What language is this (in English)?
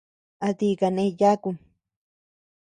Tepeuxila Cuicatec